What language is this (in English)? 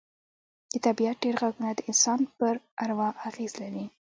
Pashto